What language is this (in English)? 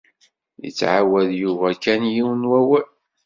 Kabyle